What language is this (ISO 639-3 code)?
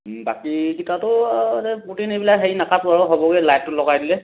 asm